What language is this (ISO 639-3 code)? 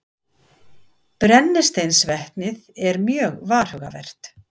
isl